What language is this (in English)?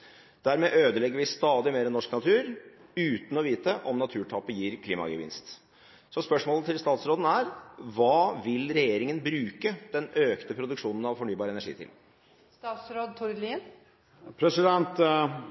Norwegian Bokmål